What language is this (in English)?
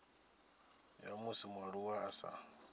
Venda